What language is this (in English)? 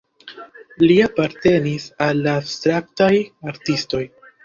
Esperanto